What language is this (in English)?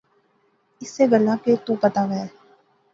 Pahari-Potwari